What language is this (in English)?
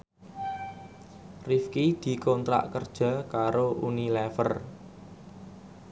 Javanese